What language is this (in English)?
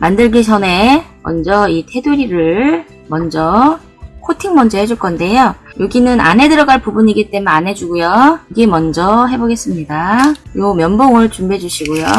Korean